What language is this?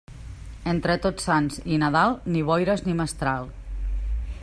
Catalan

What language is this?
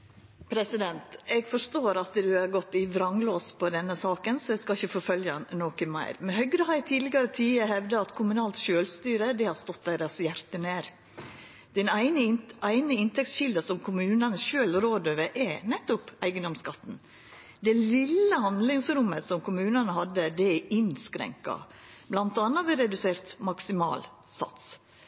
Norwegian Nynorsk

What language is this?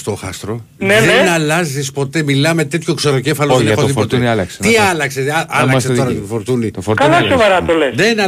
Greek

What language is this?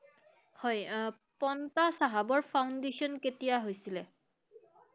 Assamese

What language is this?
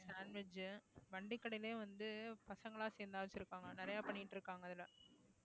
Tamil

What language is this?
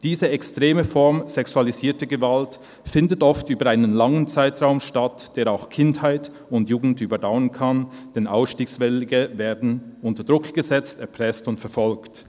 Swiss German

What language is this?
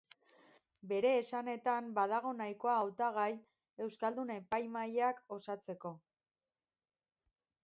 Basque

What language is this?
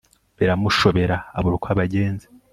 Kinyarwanda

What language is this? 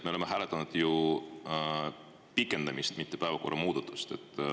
Estonian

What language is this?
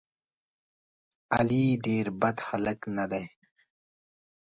Pashto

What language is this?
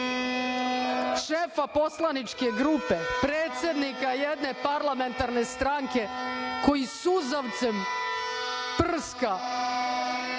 Serbian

